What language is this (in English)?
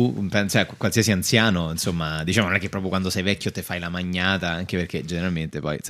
Italian